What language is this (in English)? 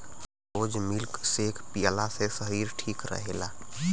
Bhojpuri